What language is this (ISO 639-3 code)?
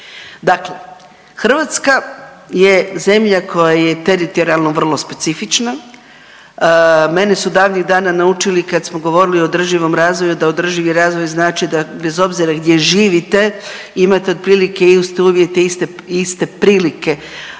hrv